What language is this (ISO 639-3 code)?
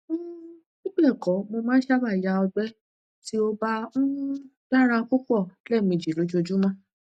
yor